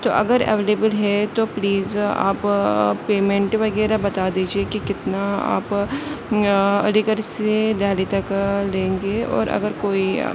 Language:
Urdu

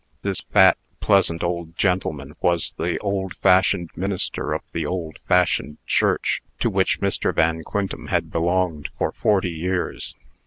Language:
English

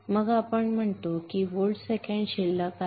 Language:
Marathi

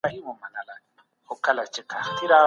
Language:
Pashto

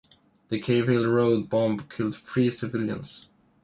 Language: English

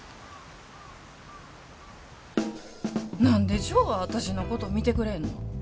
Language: Japanese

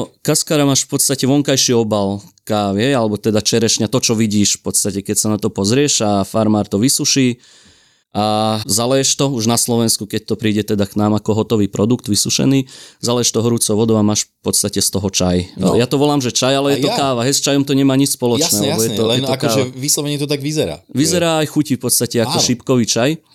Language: Slovak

